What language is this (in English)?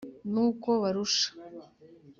Kinyarwanda